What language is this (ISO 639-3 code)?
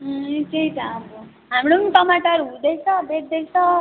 nep